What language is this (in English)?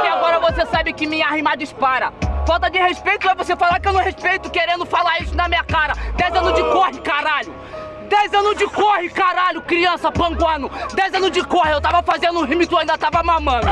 Portuguese